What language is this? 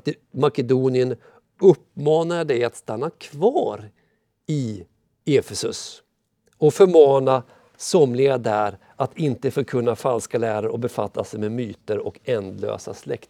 Swedish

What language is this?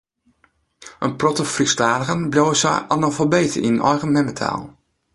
Western Frisian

